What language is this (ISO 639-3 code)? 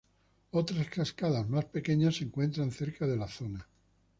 spa